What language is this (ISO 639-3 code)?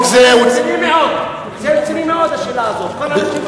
heb